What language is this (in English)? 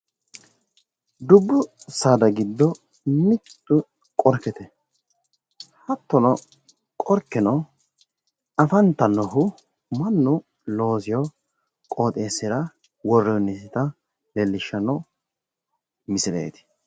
Sidamo